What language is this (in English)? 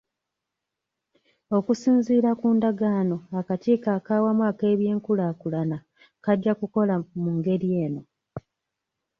Ganda